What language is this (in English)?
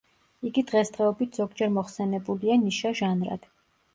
Georgian